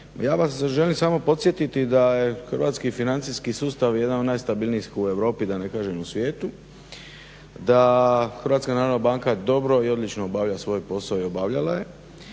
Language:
Croatian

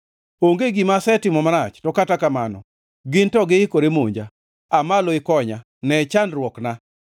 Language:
Luo (Kenya and Tanzania)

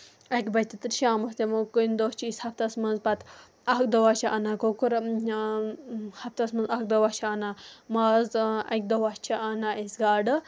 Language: Kashmiri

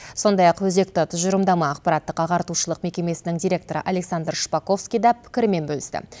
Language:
Kazakh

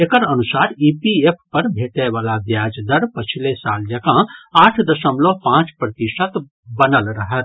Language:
Maithili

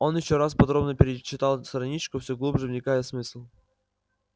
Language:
Russian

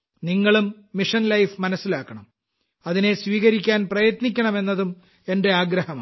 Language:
Malayalam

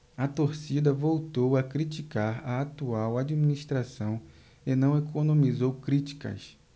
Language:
Portuguese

